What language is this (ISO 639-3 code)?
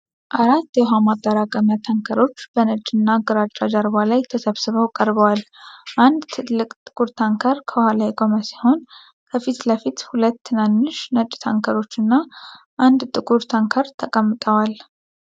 amh